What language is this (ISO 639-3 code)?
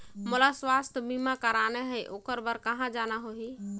hne